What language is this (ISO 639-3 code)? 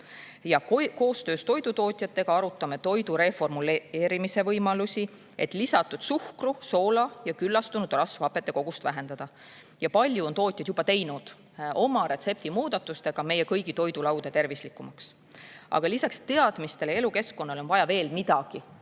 est